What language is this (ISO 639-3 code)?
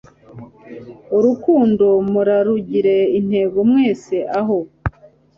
kin